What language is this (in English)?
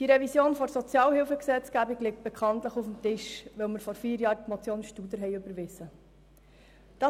Swiss German